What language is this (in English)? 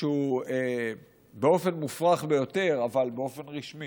Hebrew